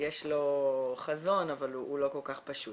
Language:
Hebrew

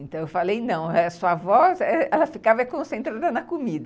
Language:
Portuguese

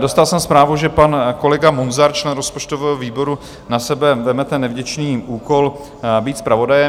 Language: Czech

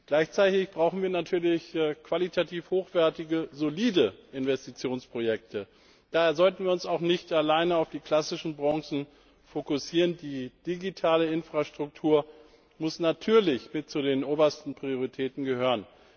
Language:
German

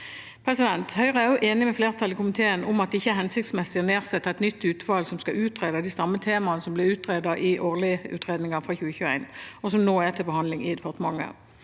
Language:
Norwegian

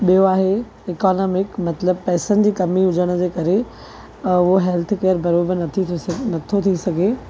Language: Sindhi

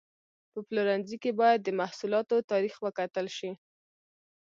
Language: Pashto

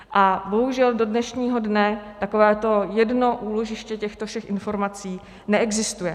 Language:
Czech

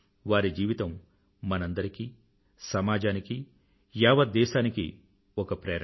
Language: Telugu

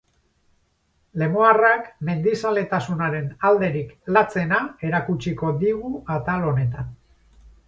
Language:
Basque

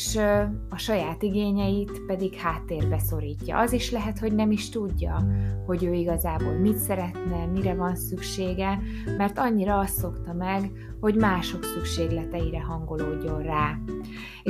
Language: Hungarian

